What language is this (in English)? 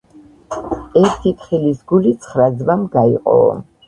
Georgian